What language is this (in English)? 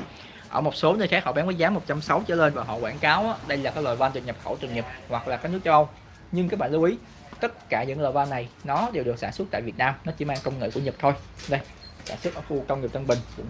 Vietnamese